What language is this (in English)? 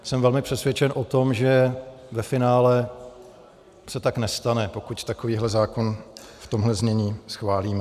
Czech